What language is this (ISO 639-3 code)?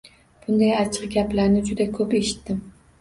uzb